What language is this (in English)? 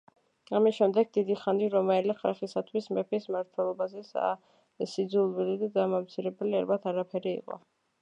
Georgian